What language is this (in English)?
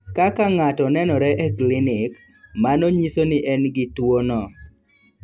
Luo (Kenya and Tanzania)